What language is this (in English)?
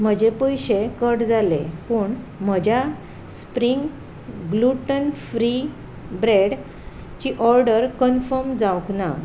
Konkani